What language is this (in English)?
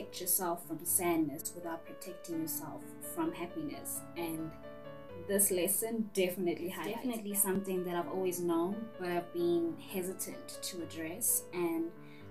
English